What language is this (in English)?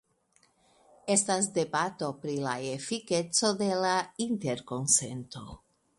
Esperanto